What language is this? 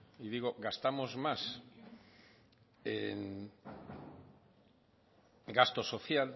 Spanish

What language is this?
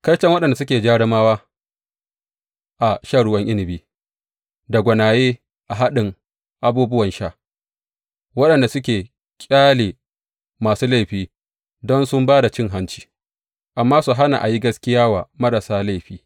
Hausa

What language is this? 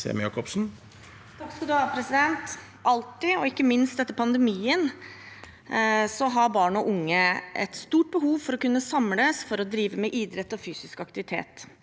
Norwegian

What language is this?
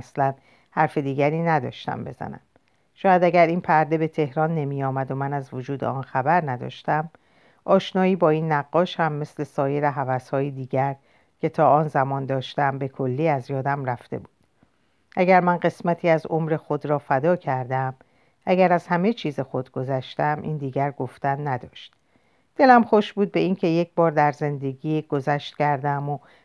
Persian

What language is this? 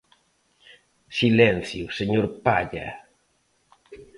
Galician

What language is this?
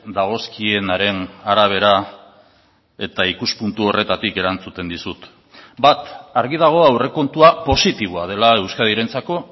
Basque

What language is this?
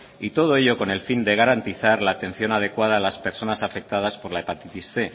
Spanish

